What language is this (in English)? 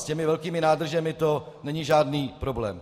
Czech